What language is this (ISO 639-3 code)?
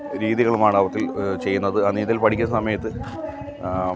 mal